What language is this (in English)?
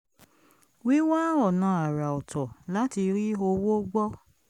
Yoruba